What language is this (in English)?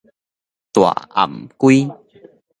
Min Nan Chinese